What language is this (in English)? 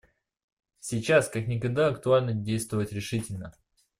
Russian